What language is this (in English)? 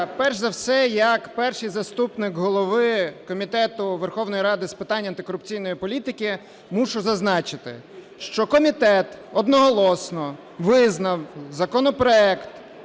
Ukrainian